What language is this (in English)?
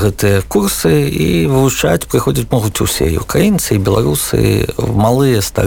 Polish